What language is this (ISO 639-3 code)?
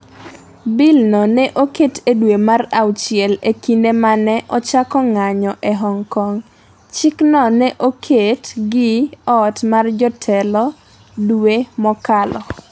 luo